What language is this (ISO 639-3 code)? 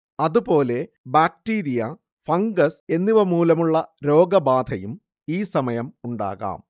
mal